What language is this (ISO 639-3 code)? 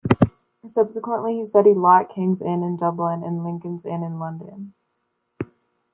eng